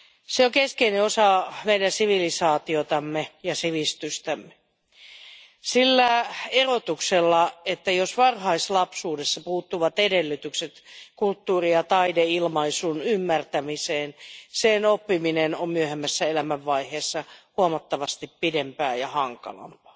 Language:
Finnish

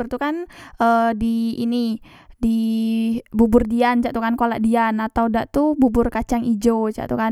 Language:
Musi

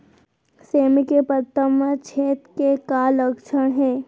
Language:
Chhattisgarhi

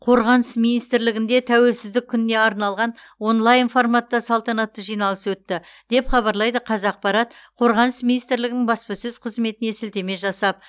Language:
Kazakh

